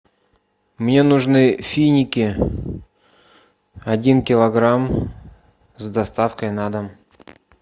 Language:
Russian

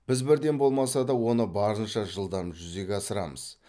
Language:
Kazakh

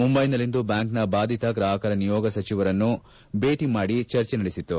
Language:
Kannada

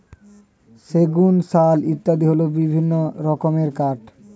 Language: Bangla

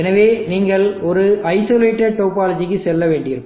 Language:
Tamil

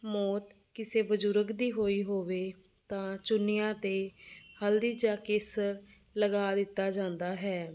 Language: Punjabi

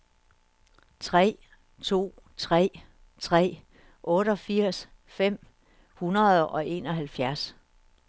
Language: Danish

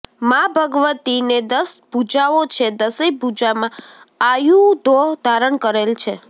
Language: Gujarati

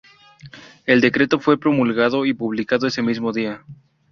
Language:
Spanish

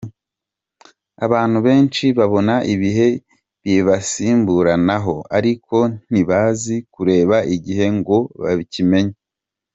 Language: Kinyarwanda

